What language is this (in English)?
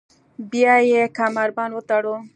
Pashto